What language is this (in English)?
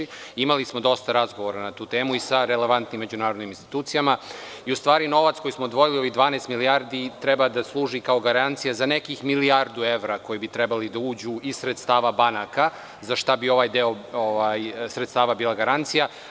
Serbian